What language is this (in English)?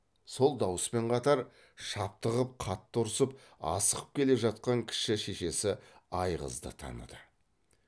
Kazakh